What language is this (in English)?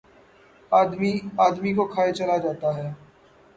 Urdu